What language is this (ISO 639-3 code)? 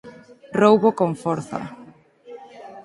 glg